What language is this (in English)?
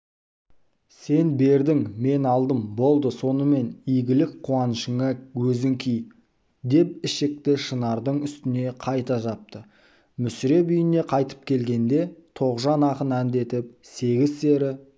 Kazakh